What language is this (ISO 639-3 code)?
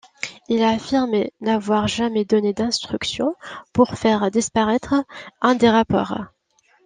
fra